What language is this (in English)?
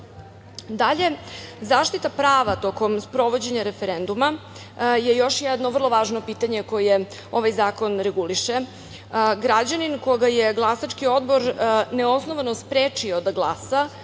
Serbian